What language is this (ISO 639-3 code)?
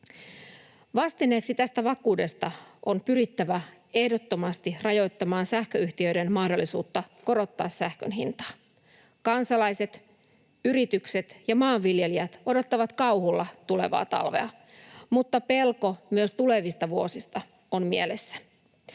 fin